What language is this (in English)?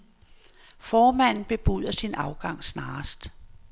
Danish